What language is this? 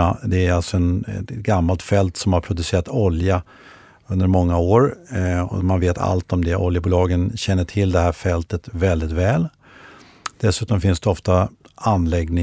Swedish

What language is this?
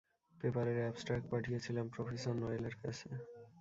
Bangla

